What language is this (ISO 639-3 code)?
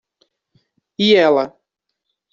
por